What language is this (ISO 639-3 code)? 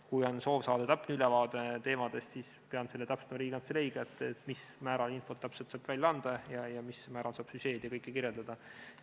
est